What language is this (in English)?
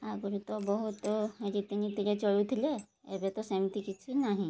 Odia